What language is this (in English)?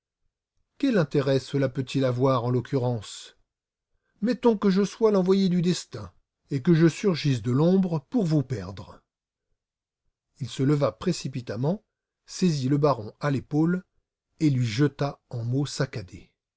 French